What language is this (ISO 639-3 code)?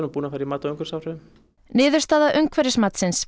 isl